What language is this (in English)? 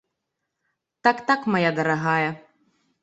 Belarusian